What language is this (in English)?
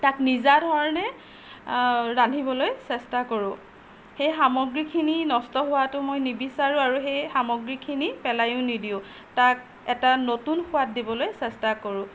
Assamese